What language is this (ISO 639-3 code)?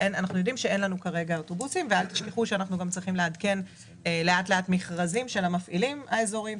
heb